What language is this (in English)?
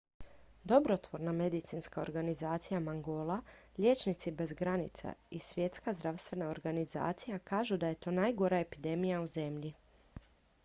Croatian